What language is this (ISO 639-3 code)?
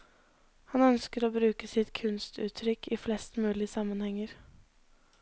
nor